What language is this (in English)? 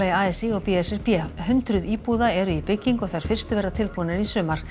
Icelandic